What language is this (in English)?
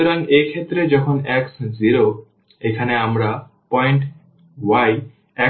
Bangla